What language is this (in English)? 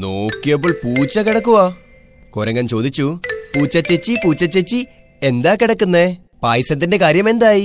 Malayalam